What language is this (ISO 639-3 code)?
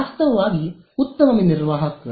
kan